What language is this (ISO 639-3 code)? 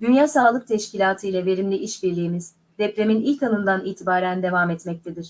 tur